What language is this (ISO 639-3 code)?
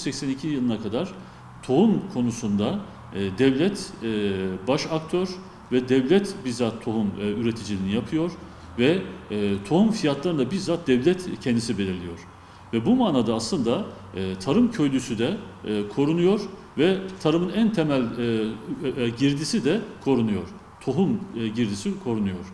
tur